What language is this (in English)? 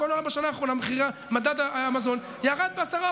Hebrew